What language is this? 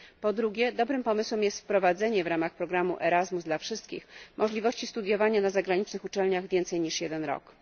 Polish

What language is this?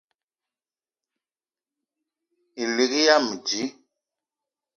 Eton (Cameroon)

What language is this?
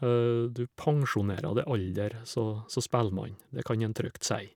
Norwegian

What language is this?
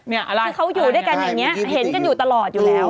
Thai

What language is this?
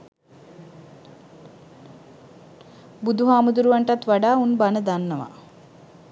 Sinhala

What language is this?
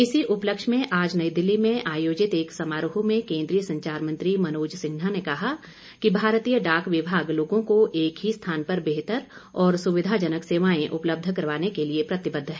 Hindi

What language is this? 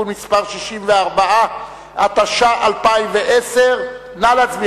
Hebrew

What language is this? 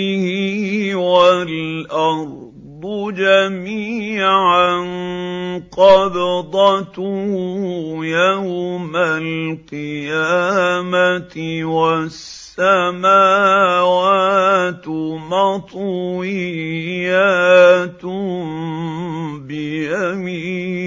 Arabic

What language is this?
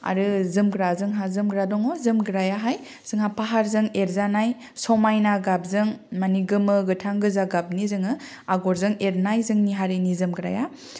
Bodo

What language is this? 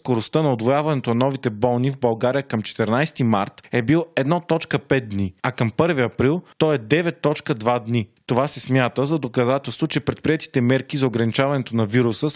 Bulgarian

